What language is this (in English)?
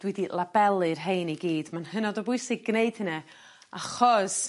Welsh